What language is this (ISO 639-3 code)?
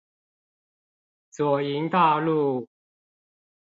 zho